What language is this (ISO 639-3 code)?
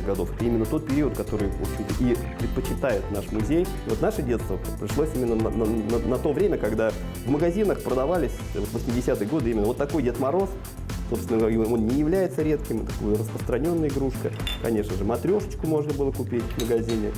rus